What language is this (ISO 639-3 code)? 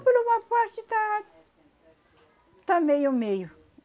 por